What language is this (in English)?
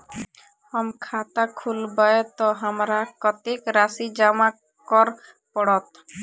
Maithili